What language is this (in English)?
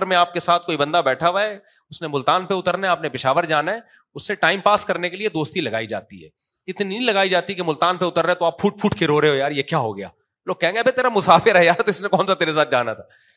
Urdu